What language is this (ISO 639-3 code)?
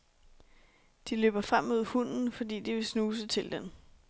dan